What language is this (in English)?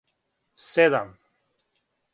Serbian